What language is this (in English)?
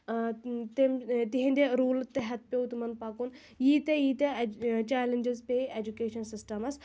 Kashmiri